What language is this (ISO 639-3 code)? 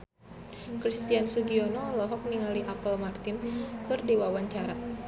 sun